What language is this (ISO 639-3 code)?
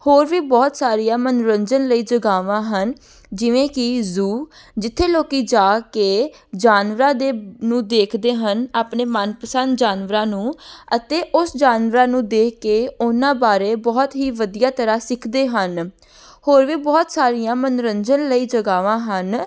pan